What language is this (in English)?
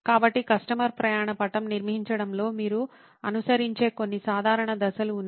Telugu